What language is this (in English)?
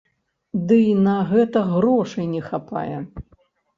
Belarusian